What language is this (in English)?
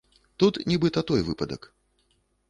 Belarusian